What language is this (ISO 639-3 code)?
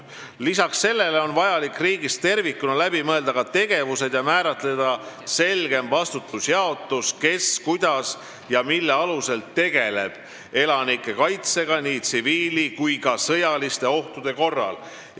est